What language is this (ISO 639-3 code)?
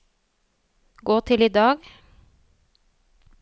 nor